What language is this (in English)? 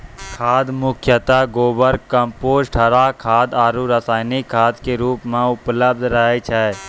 Maithili